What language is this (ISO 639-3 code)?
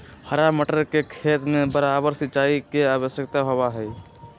mag